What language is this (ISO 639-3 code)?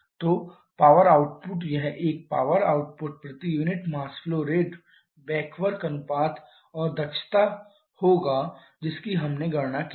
hin